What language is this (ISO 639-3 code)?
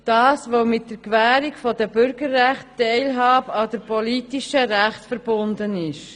gsw